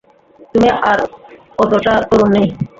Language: Bangla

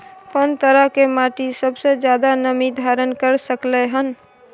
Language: Maithili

